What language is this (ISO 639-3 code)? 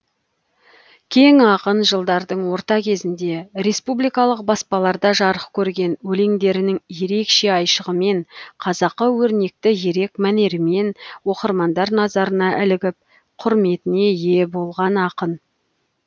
kaz